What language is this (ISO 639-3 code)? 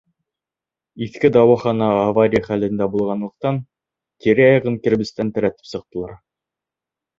bak